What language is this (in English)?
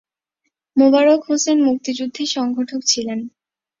Bangla